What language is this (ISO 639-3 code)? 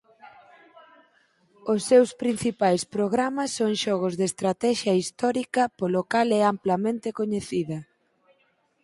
glg